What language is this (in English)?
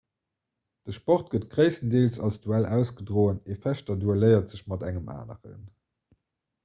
Luxembourgish